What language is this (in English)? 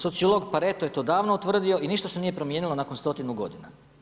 Croatian